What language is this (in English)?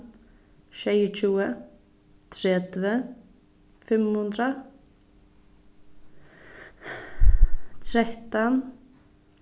Faroese